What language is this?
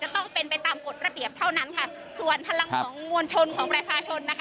Thai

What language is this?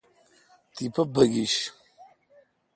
Kalkoti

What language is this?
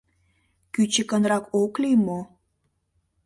Mari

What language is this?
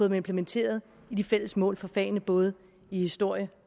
Danish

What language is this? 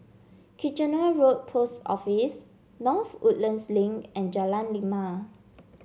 English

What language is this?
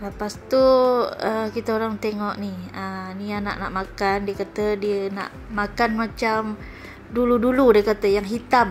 Malay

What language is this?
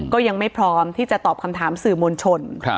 Thai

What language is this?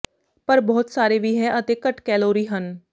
Punjabi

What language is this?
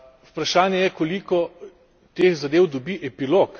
Slovenian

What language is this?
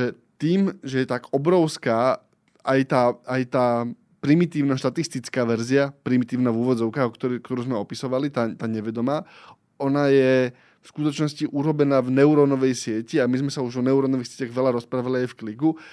Slovak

